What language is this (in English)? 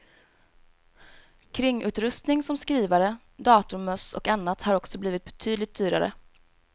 Swedish